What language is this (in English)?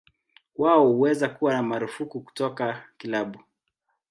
Swahili